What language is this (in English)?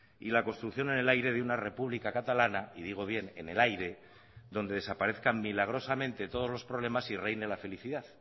Spanish